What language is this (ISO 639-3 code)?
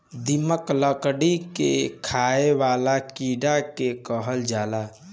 bho